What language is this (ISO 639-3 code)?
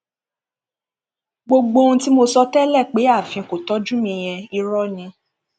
yor